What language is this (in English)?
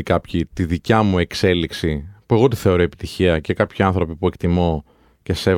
Greek